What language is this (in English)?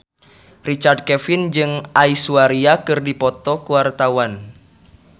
Sundanese